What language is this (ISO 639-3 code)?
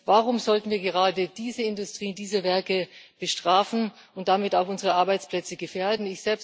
deu